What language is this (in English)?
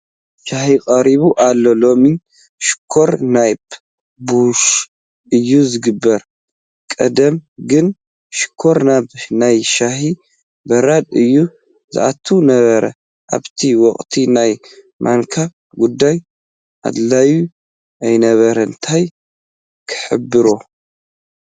Tigrinya